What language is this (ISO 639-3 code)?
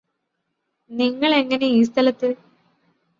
mal